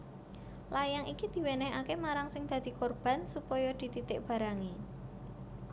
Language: Javanese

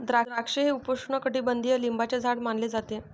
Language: Marathi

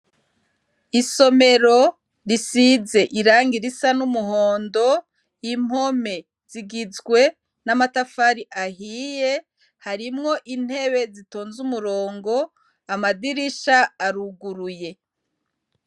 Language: Rundi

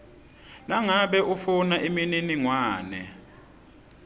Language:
Swati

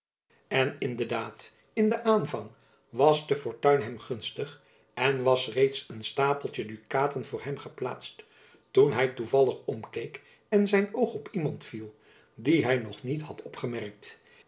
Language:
Dutch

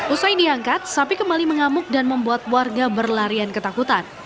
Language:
Indonesian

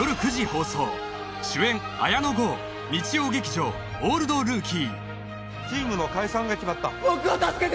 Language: Japanese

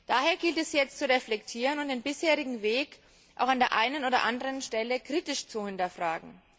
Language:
German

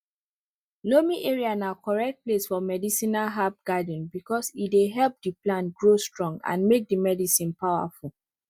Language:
Nigerian Pidgin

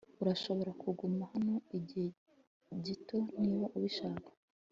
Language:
Kinyarwanda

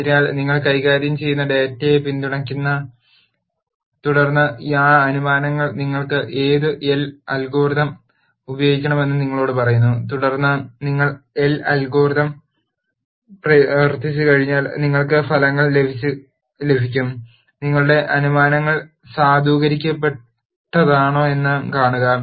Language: Malayalam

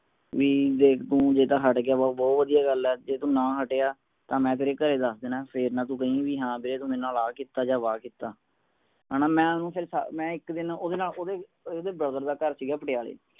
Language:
Punjabi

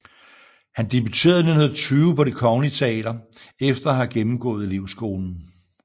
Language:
Danish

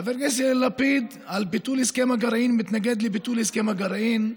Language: Hebrew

